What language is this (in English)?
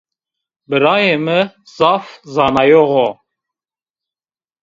Zaza